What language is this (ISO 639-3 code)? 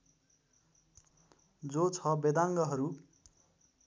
nep